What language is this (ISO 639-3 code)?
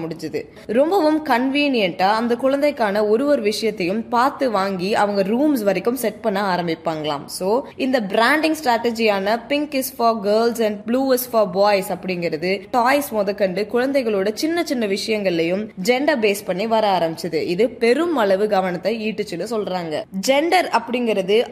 tam